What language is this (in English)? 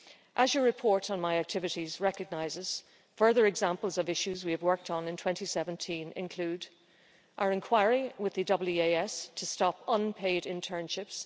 English